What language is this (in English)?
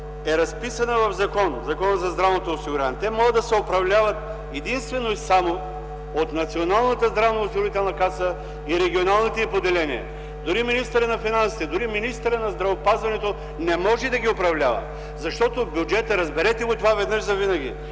Bulgarian